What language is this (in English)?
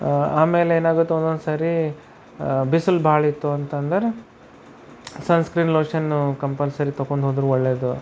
Kannada